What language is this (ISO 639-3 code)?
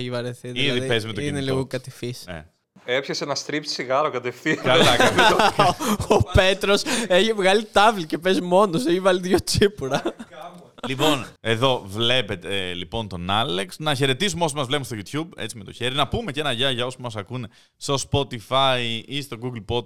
ell